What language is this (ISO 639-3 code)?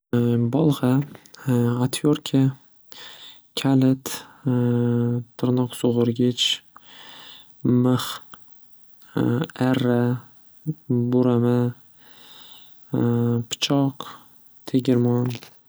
uzb